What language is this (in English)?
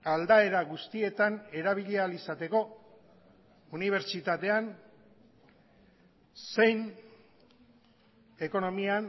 Basque